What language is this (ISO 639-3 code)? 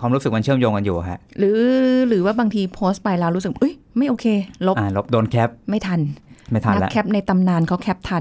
tha